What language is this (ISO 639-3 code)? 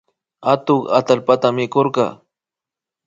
qvi